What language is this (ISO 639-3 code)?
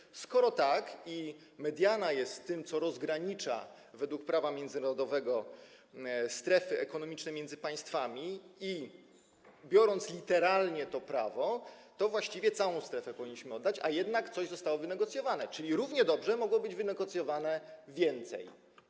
pol